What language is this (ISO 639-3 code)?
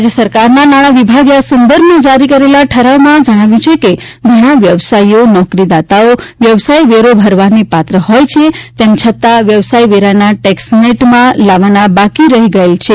guj